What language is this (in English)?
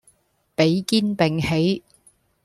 Cantonese